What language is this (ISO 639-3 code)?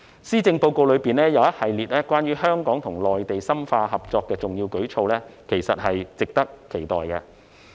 yue